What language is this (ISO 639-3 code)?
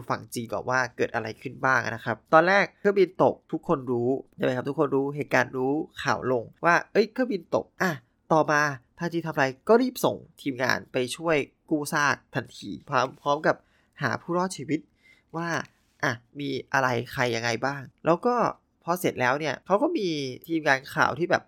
tha